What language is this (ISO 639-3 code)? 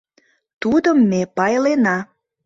chm